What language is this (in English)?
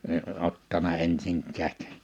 Finnish